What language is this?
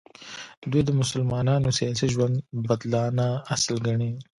Pashto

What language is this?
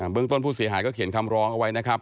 Thai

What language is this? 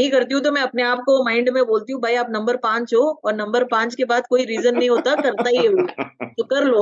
Hindi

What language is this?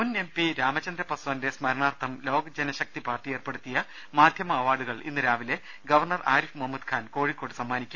Malayalam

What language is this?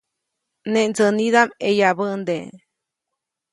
Copainalá Zoque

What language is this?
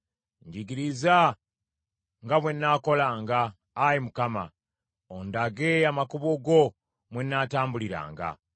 Ganda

